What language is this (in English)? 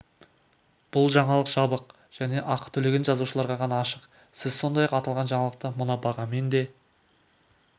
Kazakh